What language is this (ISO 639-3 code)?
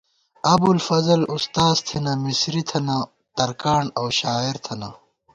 gwt